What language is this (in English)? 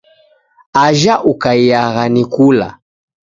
Taita